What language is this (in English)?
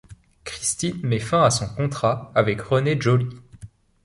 French